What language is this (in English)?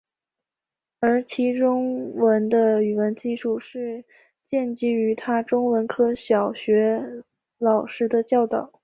Chinese